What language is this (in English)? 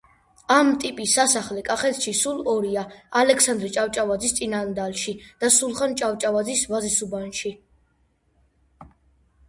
Georgian